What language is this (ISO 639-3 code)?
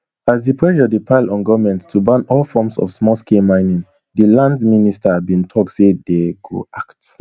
pcm